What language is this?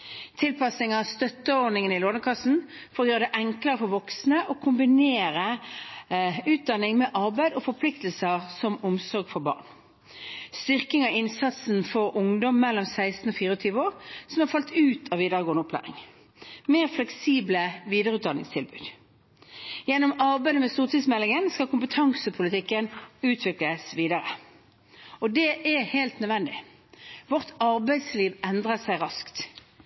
Norwegian Bokmål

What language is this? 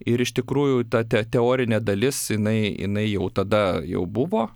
Lithuanian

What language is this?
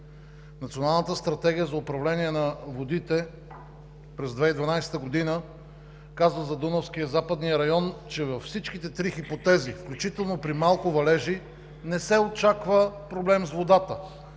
Bulgarian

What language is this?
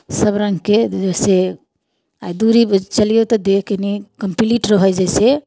Maithili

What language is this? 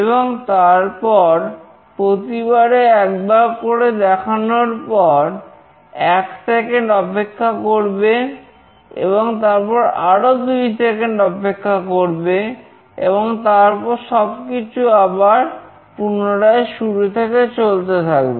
Bangla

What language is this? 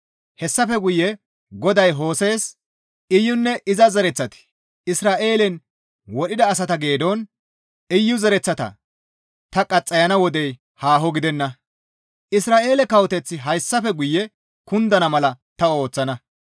Gamo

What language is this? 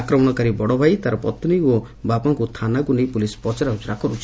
Odia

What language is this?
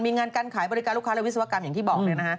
Thai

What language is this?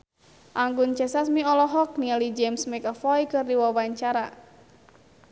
Sundanese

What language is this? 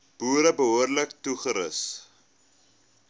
Afrikaans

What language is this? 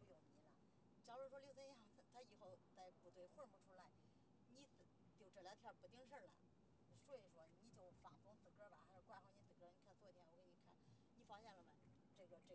Chinese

